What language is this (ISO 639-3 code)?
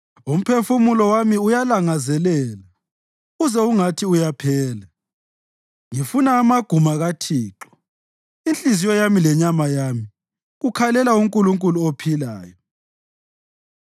nde